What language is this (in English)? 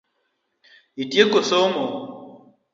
Luo (Kenya and Tanzania)